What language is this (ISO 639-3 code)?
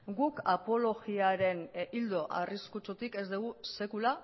eus